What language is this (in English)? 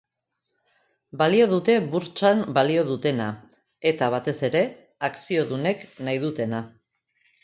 Basque